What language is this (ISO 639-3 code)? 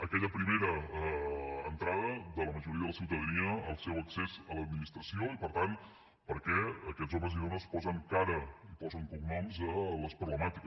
cat